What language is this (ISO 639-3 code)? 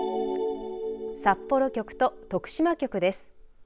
jpn